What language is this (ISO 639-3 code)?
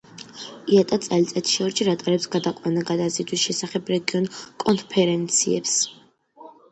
kat